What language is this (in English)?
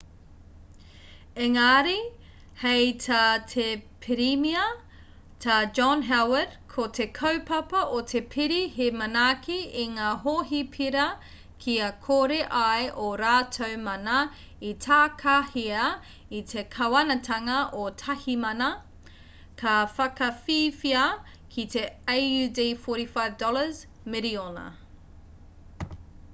Māori